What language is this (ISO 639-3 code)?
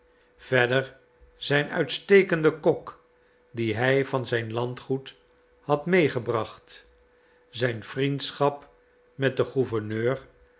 nld